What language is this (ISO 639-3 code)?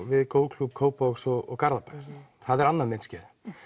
isl